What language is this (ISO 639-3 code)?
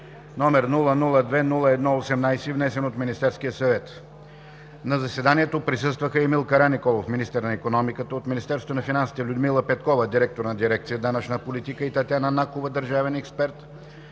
bul